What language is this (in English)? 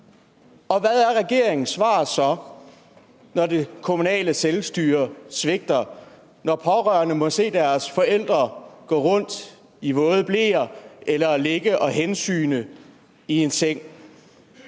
Danish